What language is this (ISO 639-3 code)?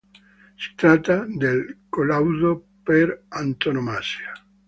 ita